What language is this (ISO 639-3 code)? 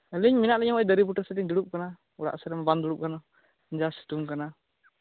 sat